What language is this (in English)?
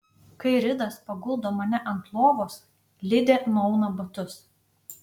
Lithuanian